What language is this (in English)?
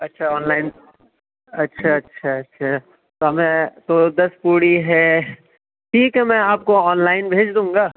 Urdu